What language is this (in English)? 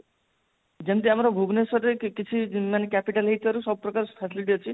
Odia